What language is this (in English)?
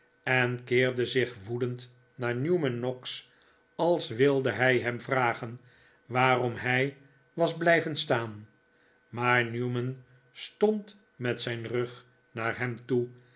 Dutch